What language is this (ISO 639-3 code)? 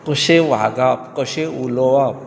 kok